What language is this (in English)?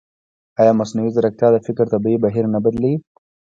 Pashto